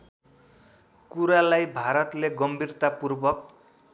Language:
Nepali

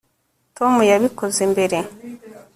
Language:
Kinyarwanda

